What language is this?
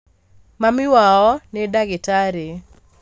Kikuyu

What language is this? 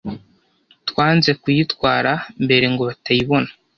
Kinyarwanda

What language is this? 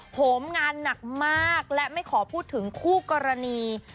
Thai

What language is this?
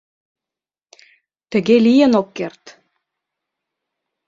Mari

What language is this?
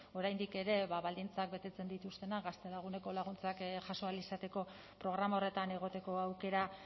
Basque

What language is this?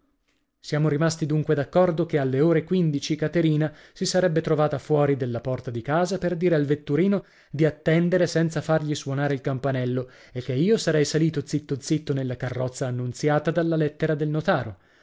Italian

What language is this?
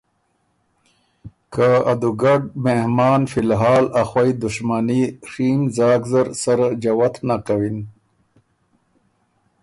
Ormuri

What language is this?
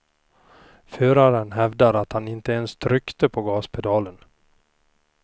Swedish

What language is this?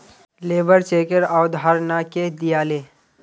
Magahi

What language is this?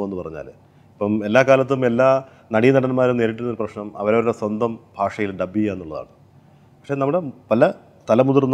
Malayalam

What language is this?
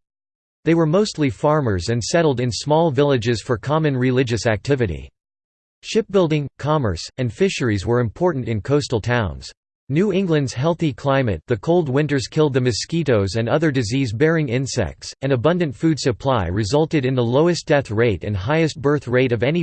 English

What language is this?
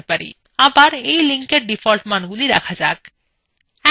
Bangla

